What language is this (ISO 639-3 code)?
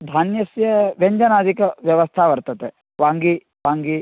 san